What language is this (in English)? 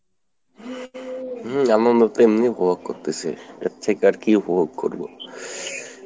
Bangla